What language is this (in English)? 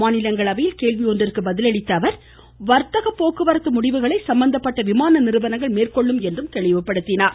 Tamil